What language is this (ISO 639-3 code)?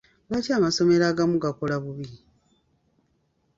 lug